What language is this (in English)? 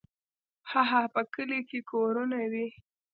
Pashto